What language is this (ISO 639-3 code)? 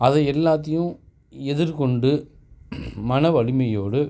tam